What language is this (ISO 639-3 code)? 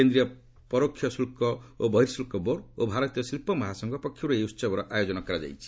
ori